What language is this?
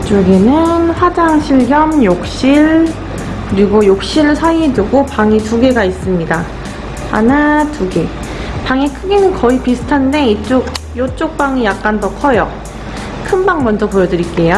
Korean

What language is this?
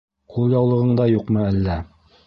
Bashkir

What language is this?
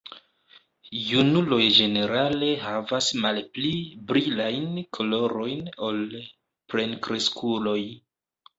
Esperanto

